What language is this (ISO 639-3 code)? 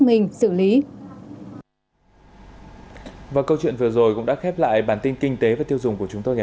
vie